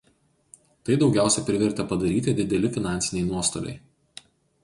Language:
Lithuanian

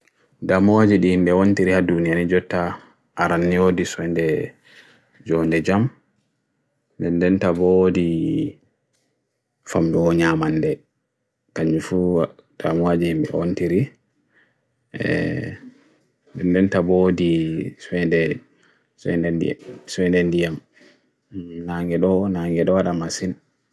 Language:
Bagirmi Fulfulde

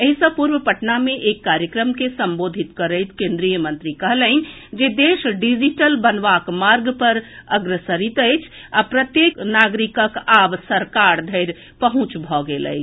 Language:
Maithili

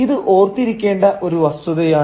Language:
Malayalam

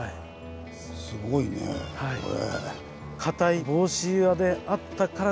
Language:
Japanese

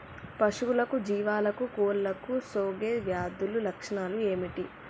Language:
Telugu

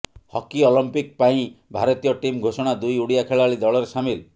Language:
Odia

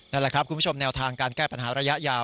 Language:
Thai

